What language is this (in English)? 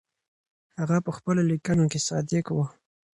Pashto